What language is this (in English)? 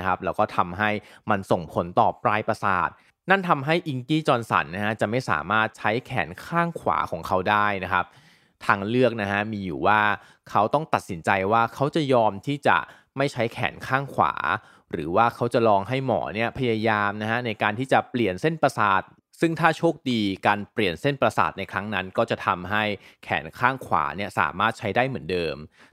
Thai